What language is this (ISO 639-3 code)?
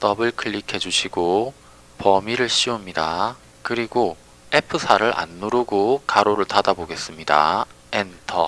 kor